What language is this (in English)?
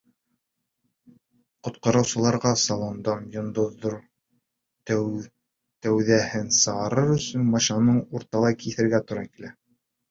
Bashkir